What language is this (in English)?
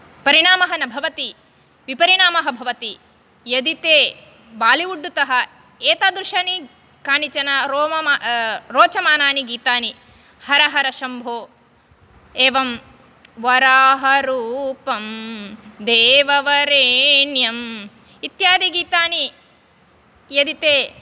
Sanskrit